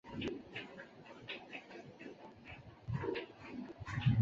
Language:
Chinese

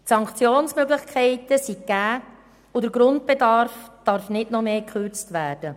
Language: Swiss German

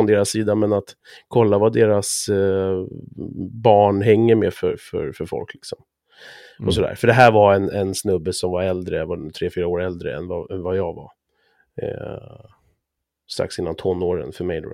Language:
Swedish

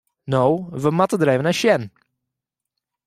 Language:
Western Frisian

